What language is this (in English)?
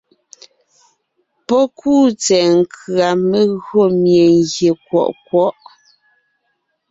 Ngiemboon